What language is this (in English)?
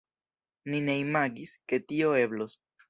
Esperanto